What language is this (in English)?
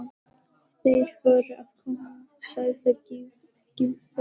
Icelandic